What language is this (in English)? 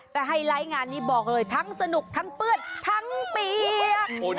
Thai